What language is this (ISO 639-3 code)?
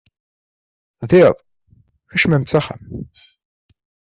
kab